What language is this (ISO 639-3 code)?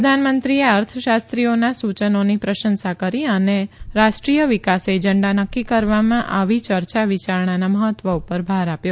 guj